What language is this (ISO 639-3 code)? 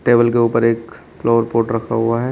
hin